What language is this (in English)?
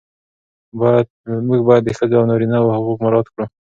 Pashto